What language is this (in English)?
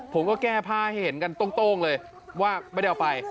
Thai